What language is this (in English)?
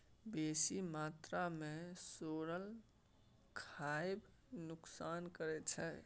Maithili